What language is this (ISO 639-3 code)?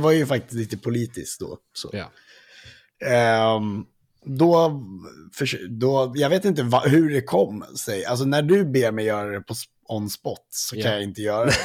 swe